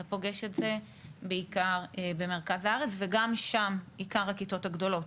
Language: Hebrew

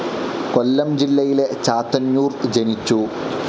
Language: Malayalam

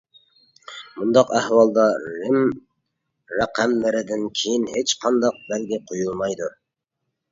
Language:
Uyghur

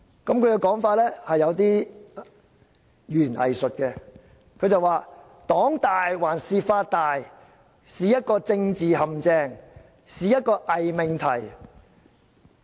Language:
Cantonese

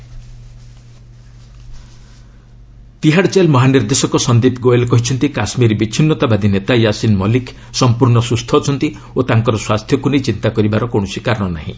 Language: Odia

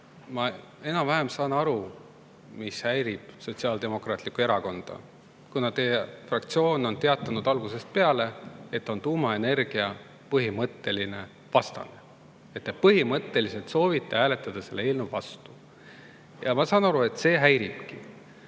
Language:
Estonian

